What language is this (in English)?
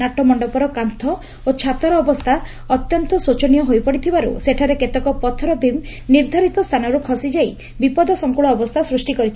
Odia